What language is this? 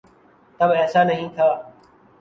Urdu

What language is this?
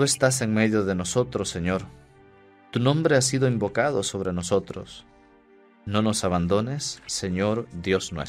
Spanish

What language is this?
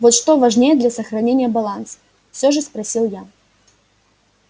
Russian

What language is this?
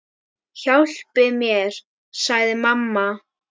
Icelandic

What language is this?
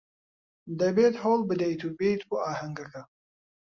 Central Kurdish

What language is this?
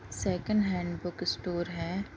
Urdu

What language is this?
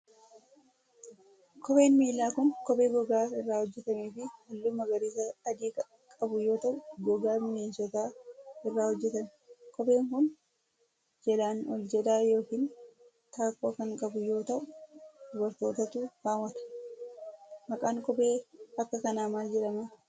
Oromo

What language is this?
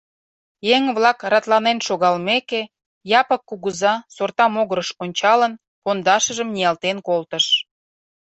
Mari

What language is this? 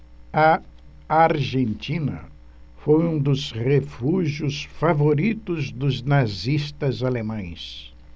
Portuguese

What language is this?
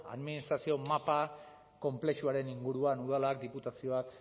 Basque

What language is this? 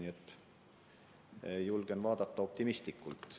Estonian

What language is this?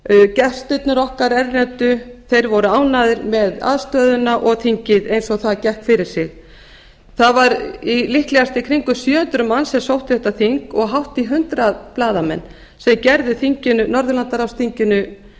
Icelandic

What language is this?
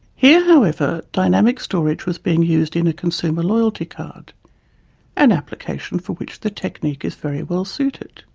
English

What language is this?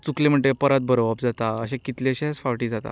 Konkani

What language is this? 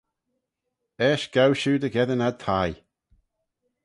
Manx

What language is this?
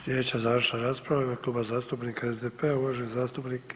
Croatian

